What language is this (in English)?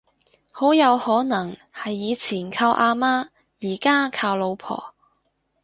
Cantonese